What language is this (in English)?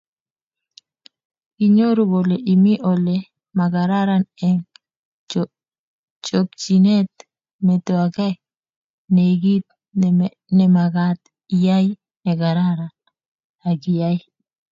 Kalenjin